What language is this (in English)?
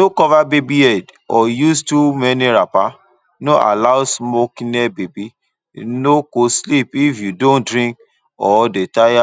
Nigerian Pidgin